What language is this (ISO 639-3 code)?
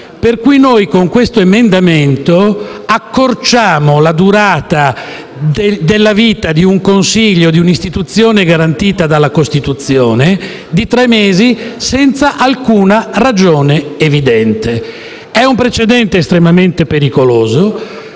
ita